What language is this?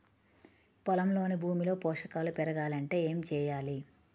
Telugu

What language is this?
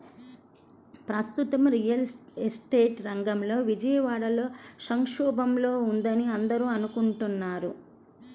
Telugu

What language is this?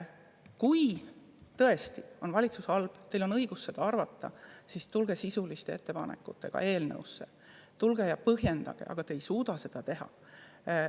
Estonian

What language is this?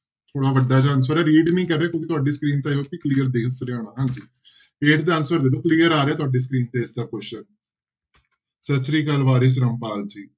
Punjabi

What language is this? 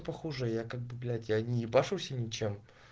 Russian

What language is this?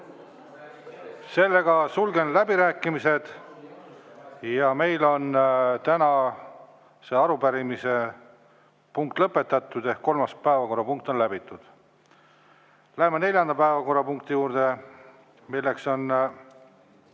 Estonian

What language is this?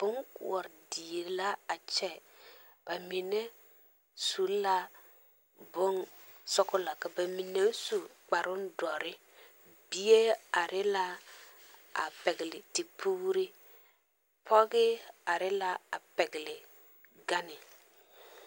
Southern Dagaare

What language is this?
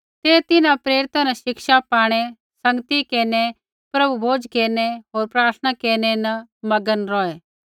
Kullu Pahari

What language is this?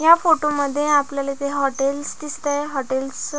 Marathi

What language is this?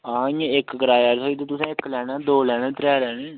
Dogri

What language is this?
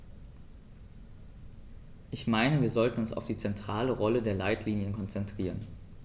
German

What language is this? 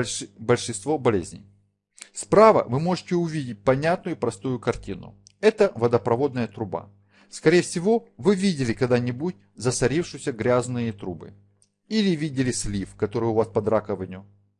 Russian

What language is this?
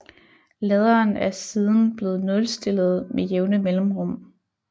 Danish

